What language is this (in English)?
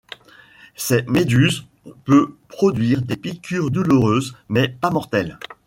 French